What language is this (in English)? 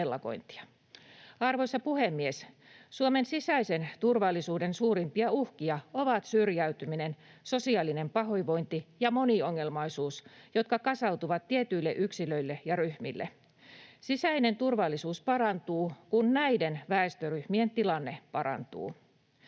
Finnish